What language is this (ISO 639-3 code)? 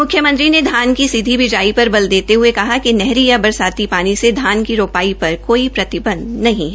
hin